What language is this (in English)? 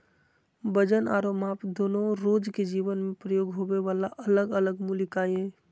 Magahi